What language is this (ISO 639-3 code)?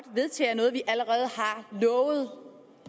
dan